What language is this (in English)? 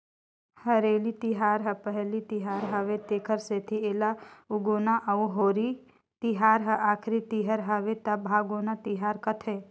Chhattisgarhi